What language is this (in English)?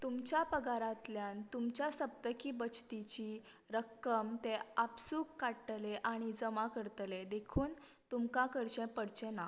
Konkani